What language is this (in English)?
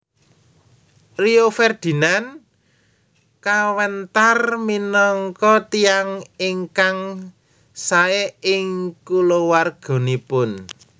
Javanese